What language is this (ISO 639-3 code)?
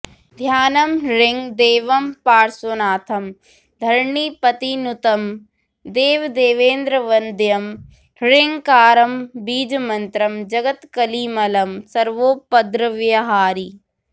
san